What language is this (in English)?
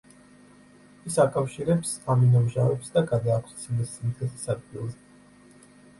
Georgian